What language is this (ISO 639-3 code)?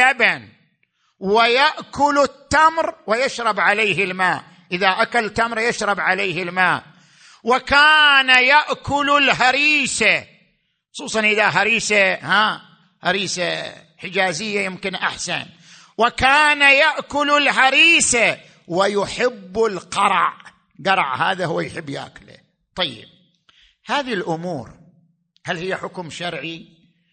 ara